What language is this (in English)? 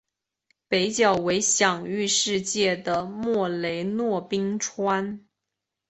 Chinese